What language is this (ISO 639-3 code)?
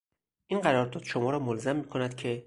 fas